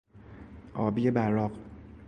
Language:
Persian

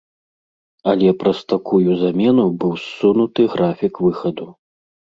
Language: Belarusian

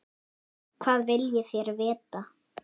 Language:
Icelandic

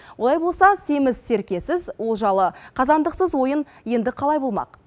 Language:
Kazakh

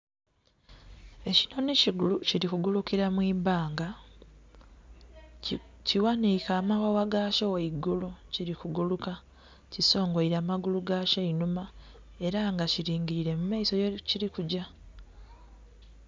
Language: Soga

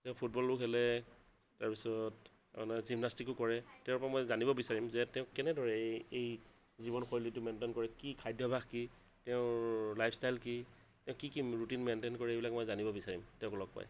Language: Assamese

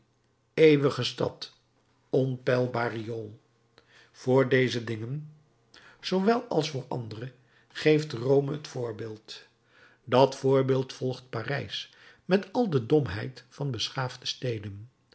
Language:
Dutch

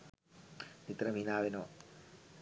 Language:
Sinhala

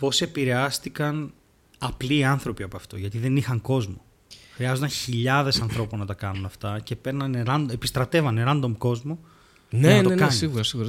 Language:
Greek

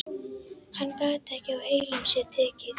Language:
Icelandic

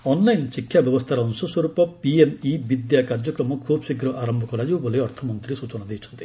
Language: Odia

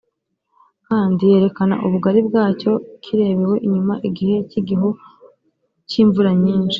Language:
Kinyarwanda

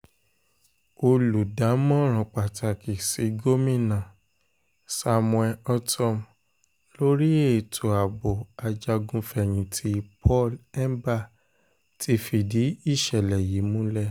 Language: Yoruba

